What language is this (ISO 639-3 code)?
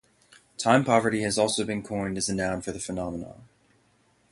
eng